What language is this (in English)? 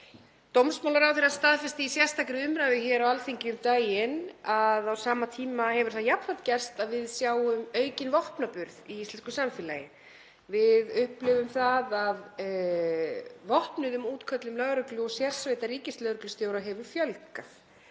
Icelandic